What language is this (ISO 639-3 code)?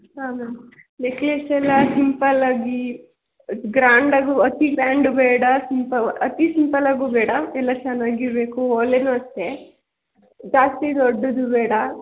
kan